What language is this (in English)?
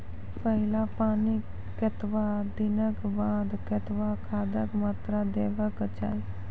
Maithili